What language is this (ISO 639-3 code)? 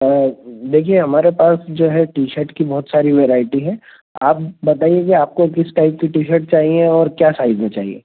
hin